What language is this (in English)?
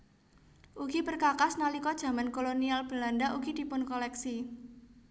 Javanese